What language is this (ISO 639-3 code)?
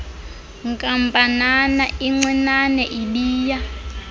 xho